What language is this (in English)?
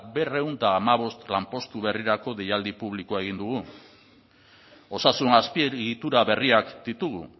Basque